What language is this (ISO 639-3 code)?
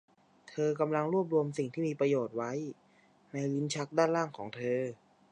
tha